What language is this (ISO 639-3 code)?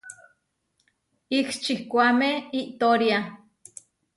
var